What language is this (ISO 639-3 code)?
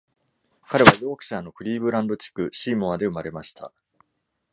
jpn